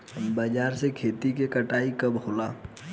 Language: Bhojpuri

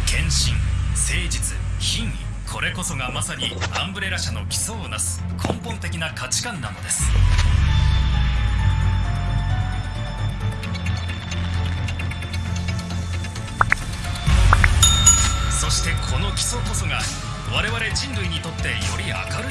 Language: Indonesian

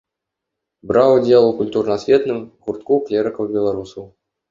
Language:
Belarusian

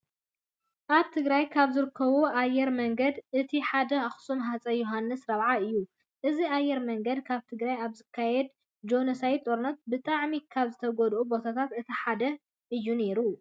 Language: Tigrinya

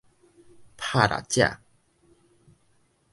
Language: Min Nan Chinese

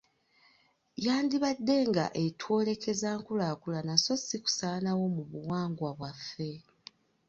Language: Ganda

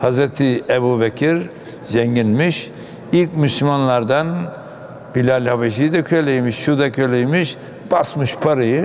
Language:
Turkish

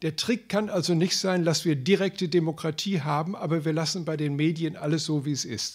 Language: German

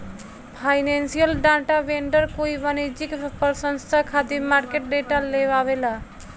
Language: Bhojpuri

